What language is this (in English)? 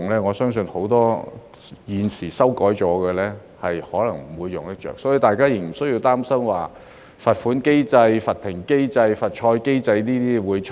Cantonese